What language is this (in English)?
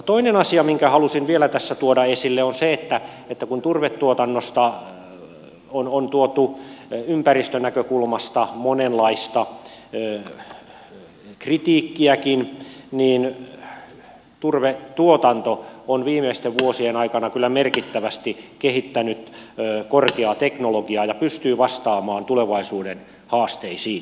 Finnish